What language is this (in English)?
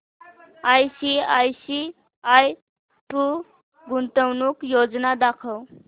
Marathi